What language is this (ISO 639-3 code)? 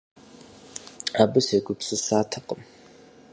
kbd